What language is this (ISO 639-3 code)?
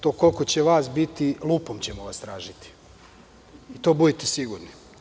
srp